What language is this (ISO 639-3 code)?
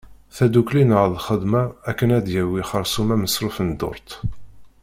kab